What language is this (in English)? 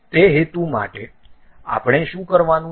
Gujarati